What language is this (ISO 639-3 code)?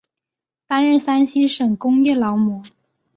zho